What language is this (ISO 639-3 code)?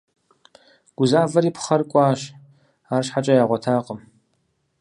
kbd